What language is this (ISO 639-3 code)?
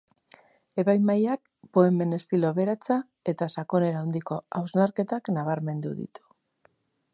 eus